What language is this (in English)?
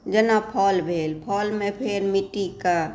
Maithili